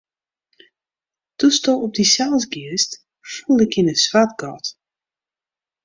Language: Western Frisian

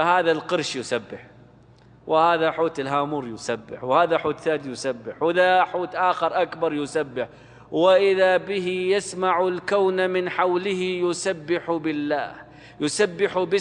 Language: Arabic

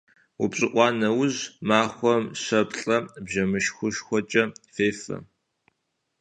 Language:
Kabardian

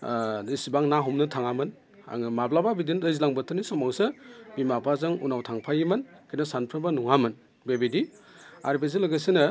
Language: Bodo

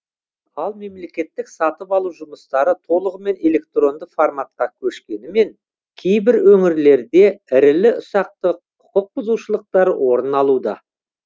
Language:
Kazakh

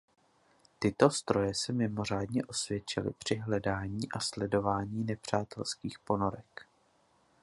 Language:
Czech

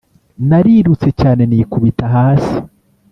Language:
Kinyarwanda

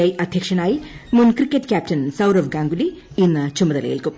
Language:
Malayalam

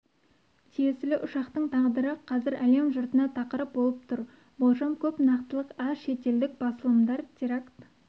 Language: Kazakh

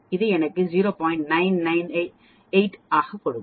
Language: Tamil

